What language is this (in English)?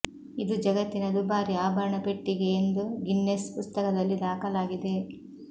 Kannada